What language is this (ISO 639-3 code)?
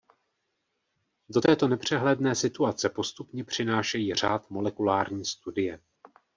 ces